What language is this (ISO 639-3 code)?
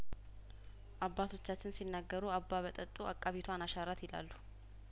amh